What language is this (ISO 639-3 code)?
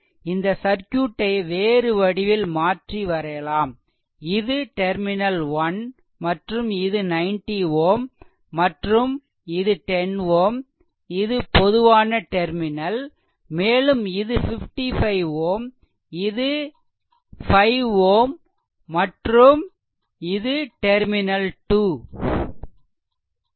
tam